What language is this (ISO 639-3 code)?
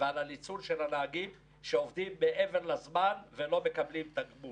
heb